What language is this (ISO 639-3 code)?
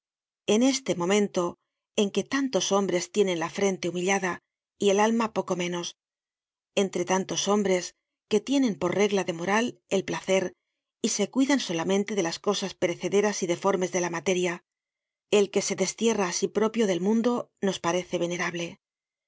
spa